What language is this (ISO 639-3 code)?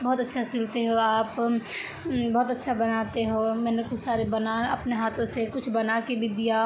urd